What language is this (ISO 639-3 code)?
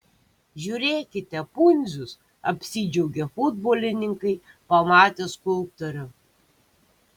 lit